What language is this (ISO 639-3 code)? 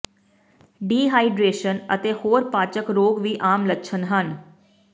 pan